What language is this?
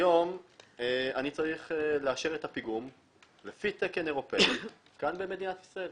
Hebrew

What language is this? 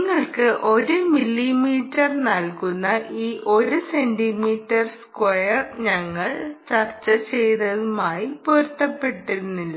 Malayalam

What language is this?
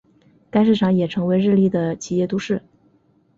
Chinese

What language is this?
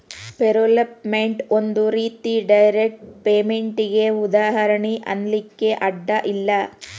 Kannada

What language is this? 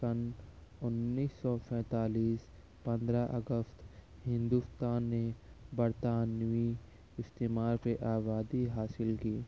Urdu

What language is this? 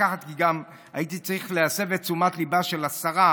Hebrew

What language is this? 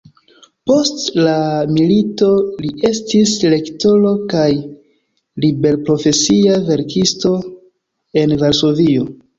Esperanto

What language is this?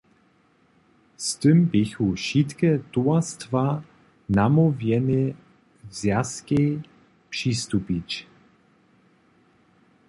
Upper Sorbian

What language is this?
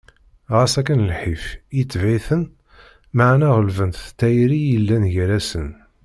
Kabyle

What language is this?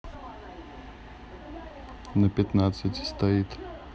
Russian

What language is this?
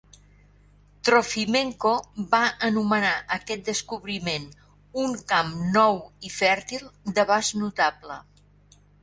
Catalan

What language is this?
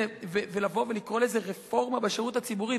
Hebrew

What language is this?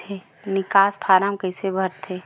Chhattisgarhi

